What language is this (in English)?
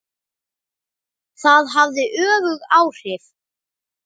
Icelandic